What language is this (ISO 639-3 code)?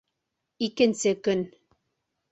bak